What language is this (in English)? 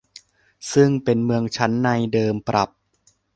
Thai